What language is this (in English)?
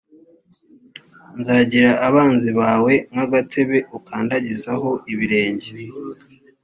Kinyarwanda